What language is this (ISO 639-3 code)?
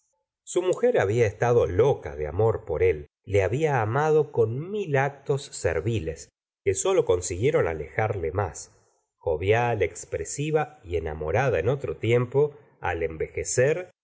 spa